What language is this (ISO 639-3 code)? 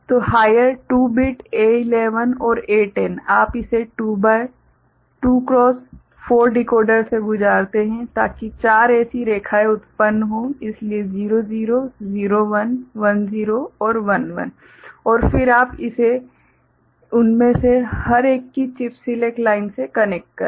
hin